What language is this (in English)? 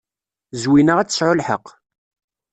Kabyle